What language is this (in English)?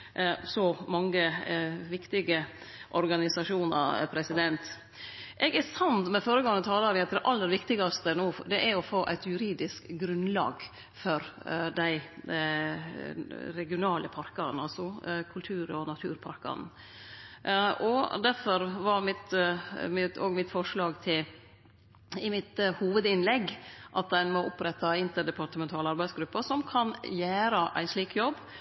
Norwegian Nynorsk